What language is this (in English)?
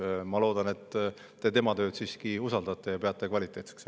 Estonian